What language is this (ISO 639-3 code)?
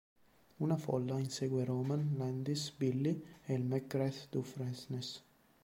ita